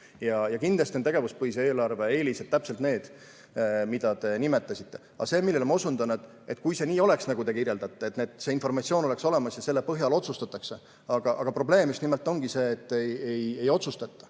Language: Estonian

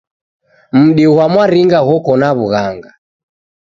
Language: Taita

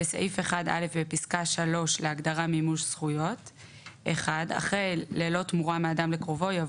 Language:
Hebrew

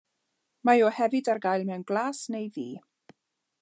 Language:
Welsh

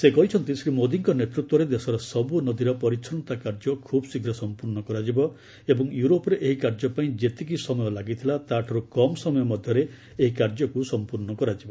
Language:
Odia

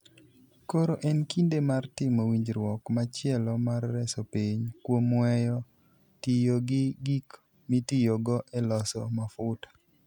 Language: Luo (Kenya and Tanzania)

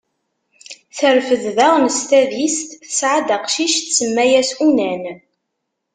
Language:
Kabyle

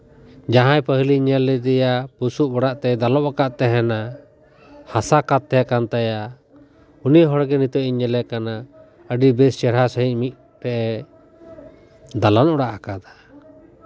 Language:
Santali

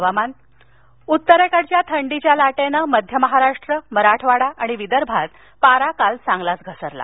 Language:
Marathi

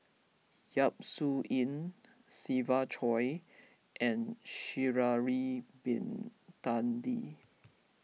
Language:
English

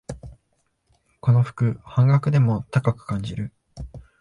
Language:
Japanese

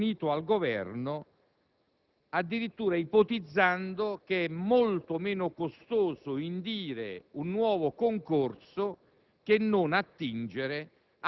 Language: Italian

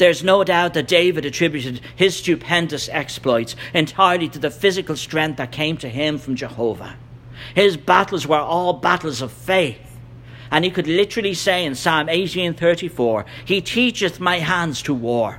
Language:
English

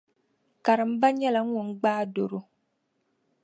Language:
Dagbani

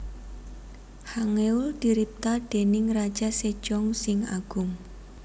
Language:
Javanese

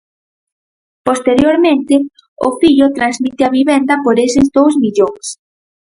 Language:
Galician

